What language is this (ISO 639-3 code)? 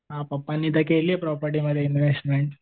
mar